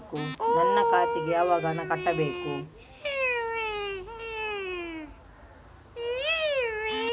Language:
Kannada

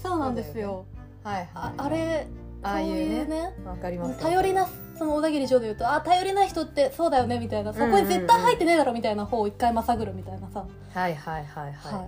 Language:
Japanese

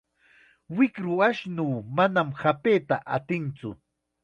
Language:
Chiquián Ancash Quechua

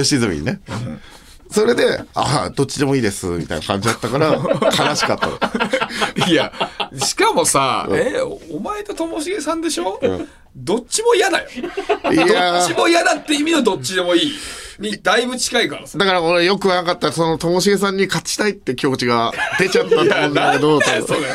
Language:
Japanese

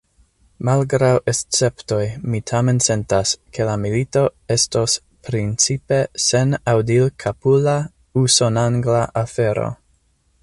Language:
Esperanto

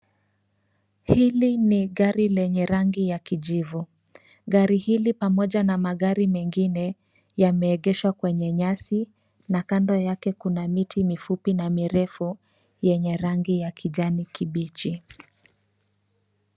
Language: Swahili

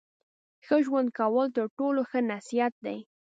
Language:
Pashto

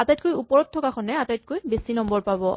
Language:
Assamese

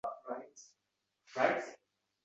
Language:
Uzbek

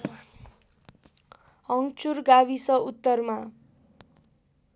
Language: Nepali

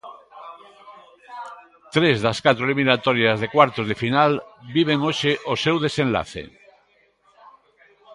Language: Galician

